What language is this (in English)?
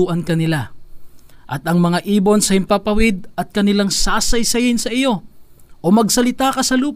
Filipino